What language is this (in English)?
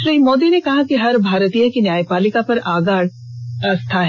Hindi